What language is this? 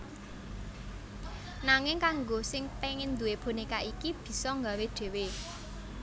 Javanese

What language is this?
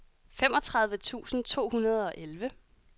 Danish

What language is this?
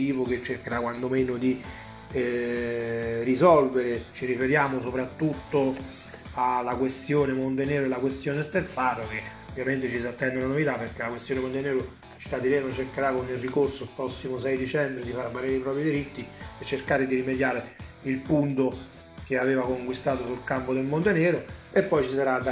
Italian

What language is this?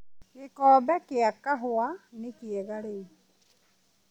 Kikuyu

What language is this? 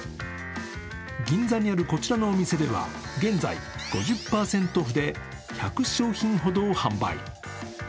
Japanese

